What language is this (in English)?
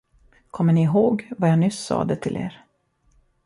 Swedish